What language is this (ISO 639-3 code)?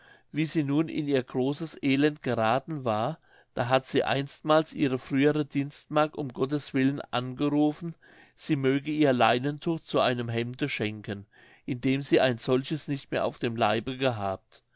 deu